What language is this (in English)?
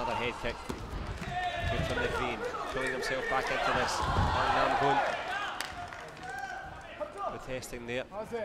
English